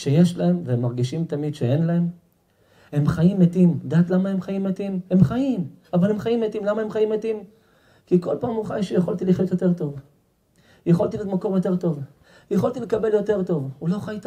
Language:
Hebrew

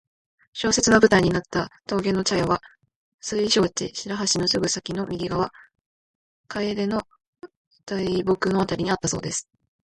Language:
Japanese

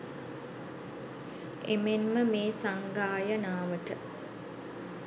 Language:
Sinhala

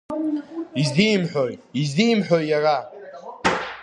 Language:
Abkhazian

